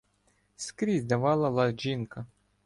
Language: Ukrainian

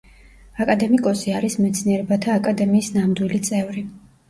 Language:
Georgian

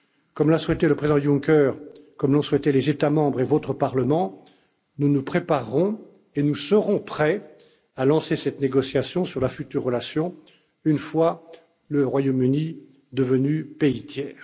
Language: French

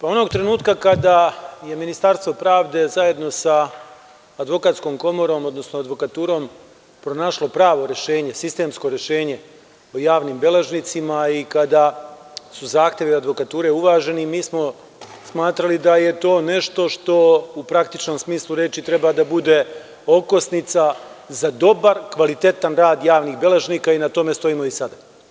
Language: Serbian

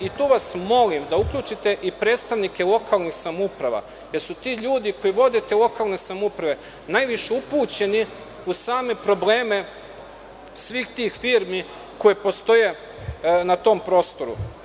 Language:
Serbian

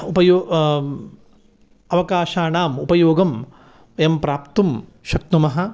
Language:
Sanskrit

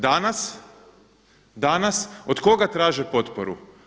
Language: Croatian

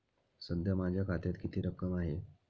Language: Marathi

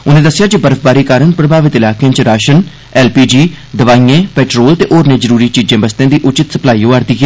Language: Dogri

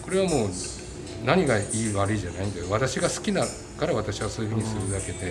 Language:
Japanese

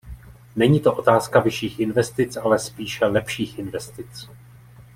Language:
Czech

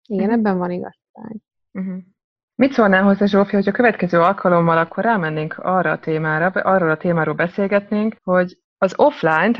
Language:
Hungarian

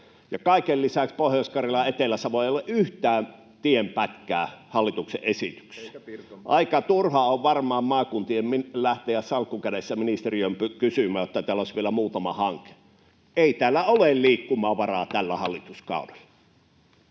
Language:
Finnish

